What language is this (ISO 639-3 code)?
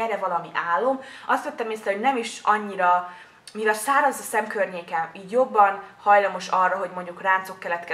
hun